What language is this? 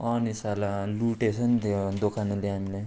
Nepali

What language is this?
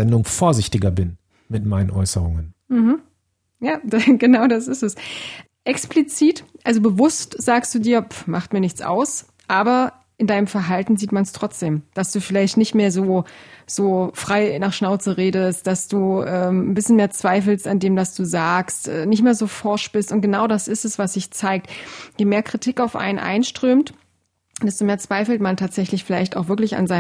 German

